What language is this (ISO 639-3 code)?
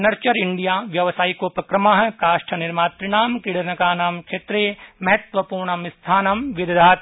san